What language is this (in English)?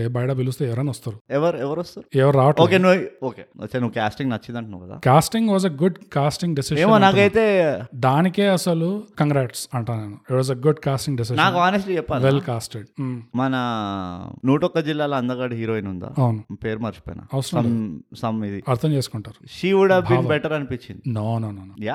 Telugu